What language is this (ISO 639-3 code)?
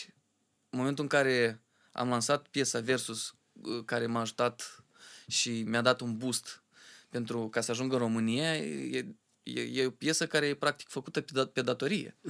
ron